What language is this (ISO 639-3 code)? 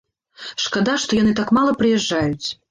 bel